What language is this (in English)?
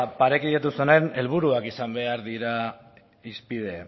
Basque